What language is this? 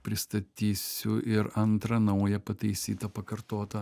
Lithuanian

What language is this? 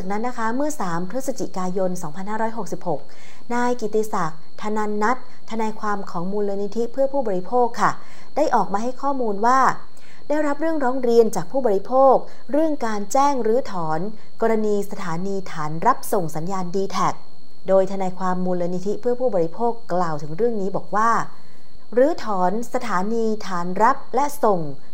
Thai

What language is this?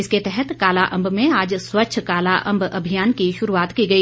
Hindi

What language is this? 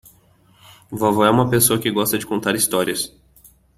Portuguese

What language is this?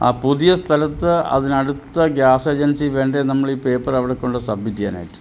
Malayalam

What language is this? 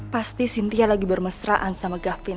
Indonesian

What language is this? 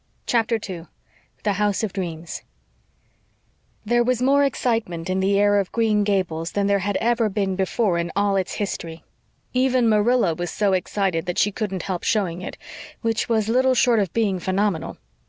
English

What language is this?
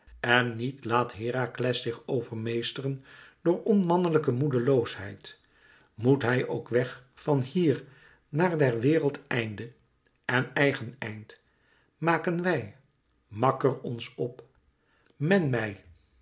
Dutch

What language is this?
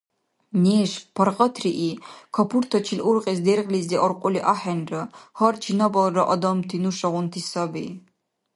Dargwa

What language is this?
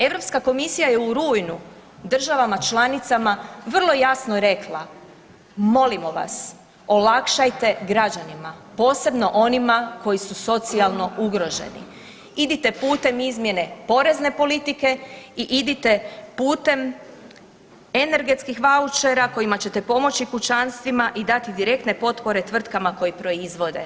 Croatian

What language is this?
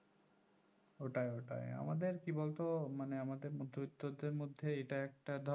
Bangla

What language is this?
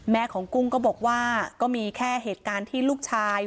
Thai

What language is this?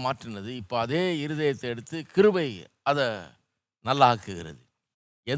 Tamil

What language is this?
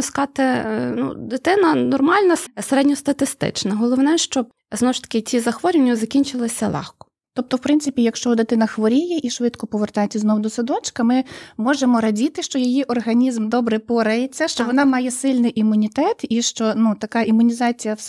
Ukrainian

